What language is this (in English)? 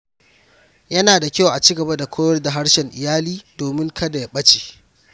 Hausa